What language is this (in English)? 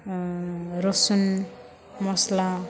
Bodo